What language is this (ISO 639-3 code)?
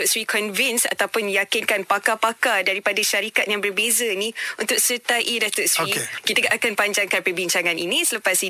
msa